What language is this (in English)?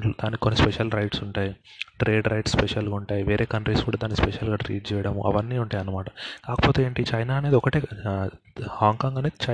Telugu